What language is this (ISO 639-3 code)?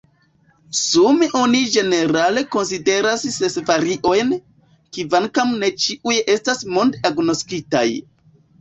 epo